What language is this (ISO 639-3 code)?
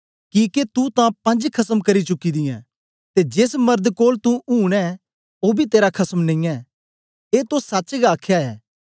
doi